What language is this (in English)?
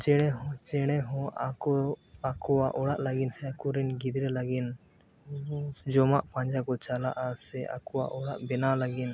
Santali